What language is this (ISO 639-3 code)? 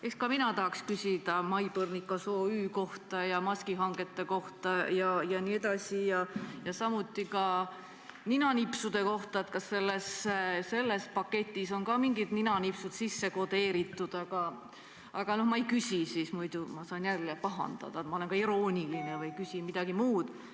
est